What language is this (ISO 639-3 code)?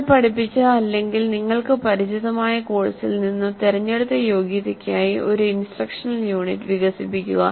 mal